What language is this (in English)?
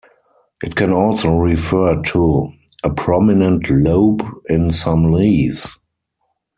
English